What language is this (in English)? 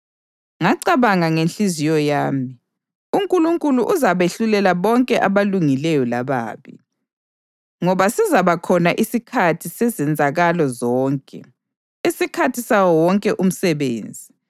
North Ndebele